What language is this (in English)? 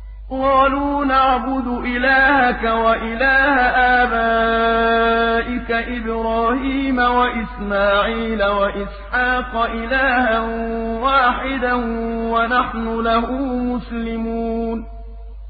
Arabic